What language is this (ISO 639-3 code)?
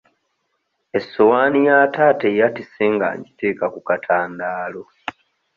lug